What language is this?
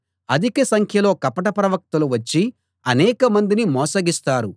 Telugu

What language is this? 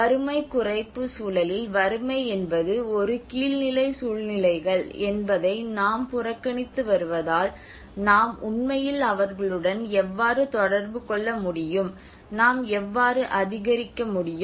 Tamil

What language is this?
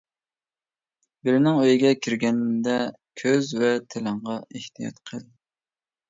Uyghur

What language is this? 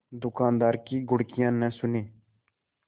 Hindi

